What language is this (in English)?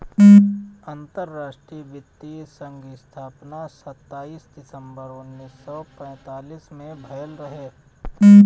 Bhojpuri